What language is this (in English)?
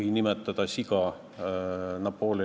Estonian